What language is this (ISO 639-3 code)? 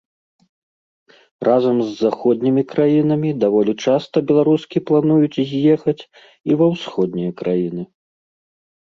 bel